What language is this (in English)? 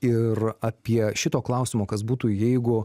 Lithuanian